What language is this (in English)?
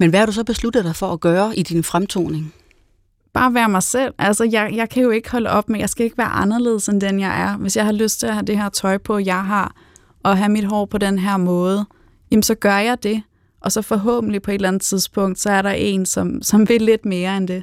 Danish